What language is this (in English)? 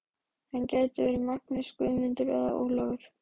Icelandic